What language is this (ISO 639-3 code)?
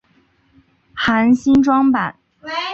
zho